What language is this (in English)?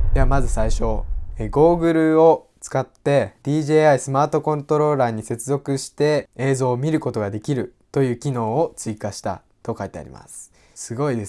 Japanese